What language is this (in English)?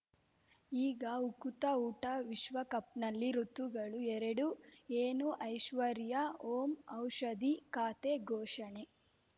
Kannada